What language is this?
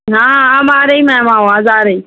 Urdu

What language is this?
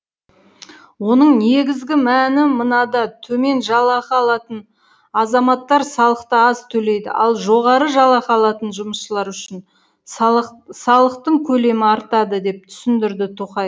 Kazakh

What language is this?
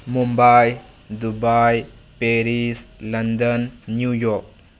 Manipuri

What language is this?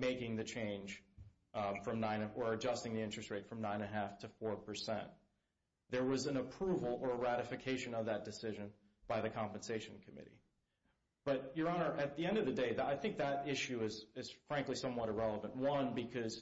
English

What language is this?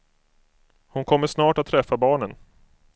Swedish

